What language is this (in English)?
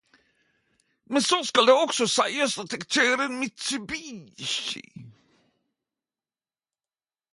Norwegian Nynorsk